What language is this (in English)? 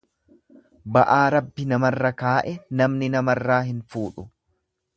Oromo